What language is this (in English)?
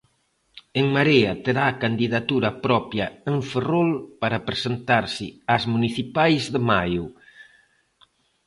Galician